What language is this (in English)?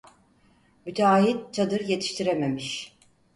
Turkish